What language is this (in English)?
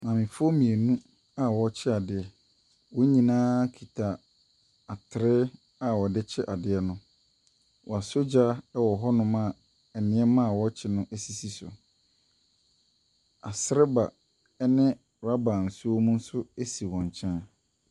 Akan